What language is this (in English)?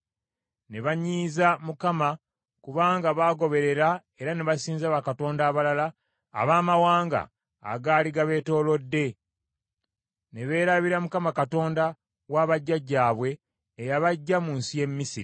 Ganda